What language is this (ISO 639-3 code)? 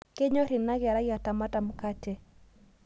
mas